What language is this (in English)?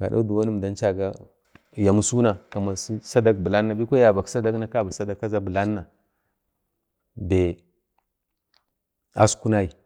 Bade